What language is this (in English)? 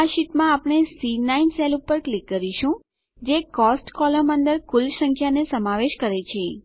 Gujarati